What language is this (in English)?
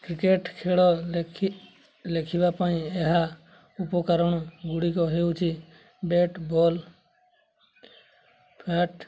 Odia